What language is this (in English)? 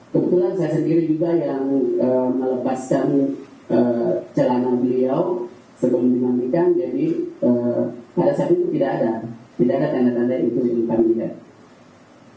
Indonesian